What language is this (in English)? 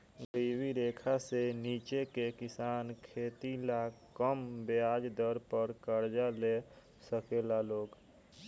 Bhojpuri